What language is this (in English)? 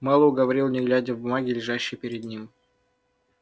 Russian